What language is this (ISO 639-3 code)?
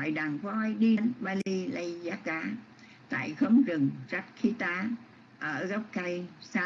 vie